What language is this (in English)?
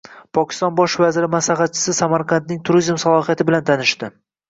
Uzbek